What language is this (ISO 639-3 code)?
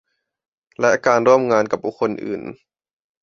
tha